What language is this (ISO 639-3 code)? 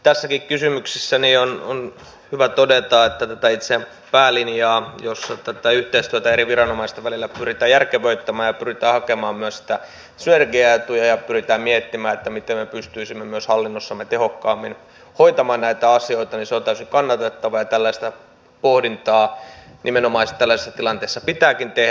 fin